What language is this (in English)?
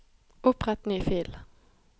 Norwegian